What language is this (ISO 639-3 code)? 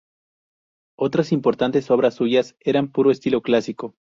spa